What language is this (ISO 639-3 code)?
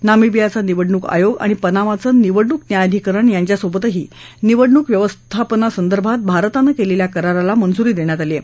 mar